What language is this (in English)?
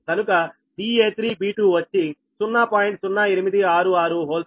Telugu